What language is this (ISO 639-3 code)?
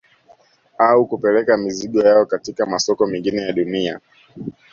swa